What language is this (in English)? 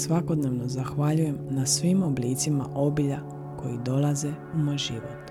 Croatian